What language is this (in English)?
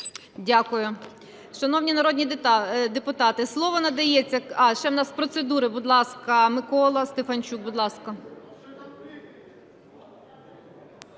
Ukrainian